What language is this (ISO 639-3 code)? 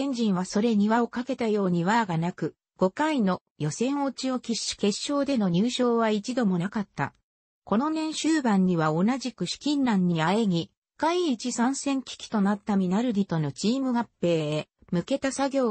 jpn